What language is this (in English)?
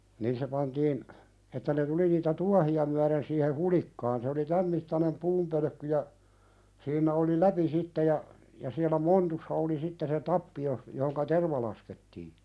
Finnish